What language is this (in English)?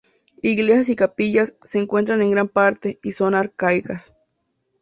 Spanish